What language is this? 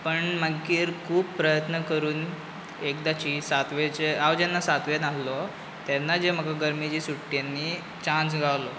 Konkani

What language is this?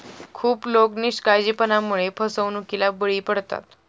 Marathi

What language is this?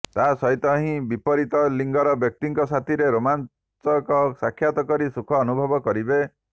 Odia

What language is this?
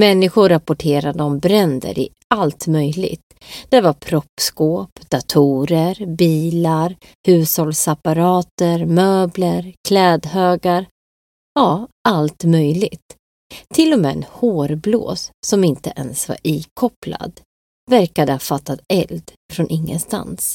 Swedish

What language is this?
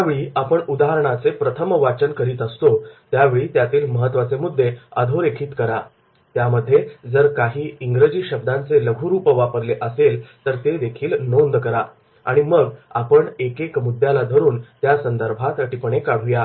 Marathi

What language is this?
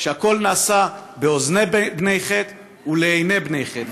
Hebrew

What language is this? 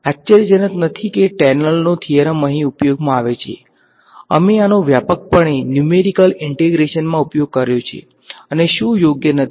Gujarati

